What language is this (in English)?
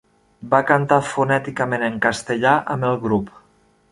Catalan